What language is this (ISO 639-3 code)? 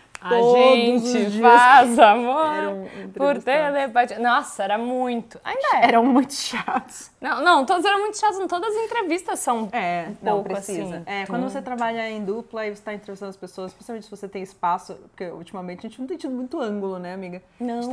por